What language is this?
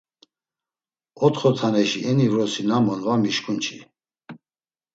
Laz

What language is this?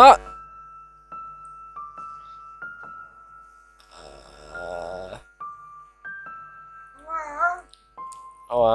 Polish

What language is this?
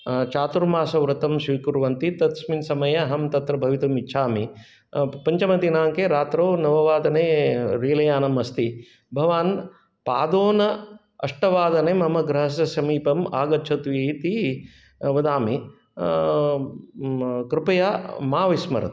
Sanskrit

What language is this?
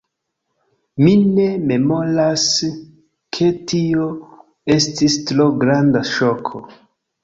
Esperanto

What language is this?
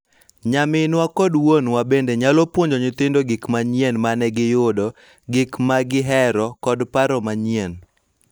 Luo (Kenya and Tanzania)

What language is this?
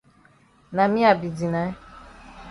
Cameroon Pidgin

